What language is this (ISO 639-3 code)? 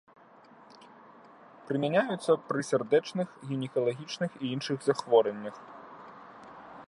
bel